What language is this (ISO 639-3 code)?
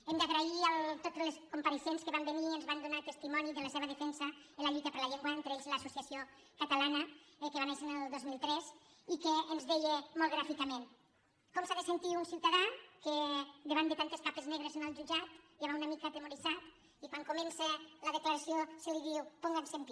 cat